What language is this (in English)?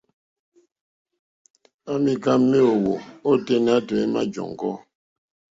Mokpwe